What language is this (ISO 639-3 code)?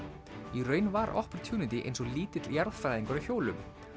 isl